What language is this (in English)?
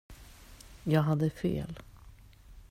Swedish